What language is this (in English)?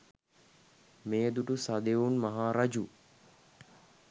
Sinhala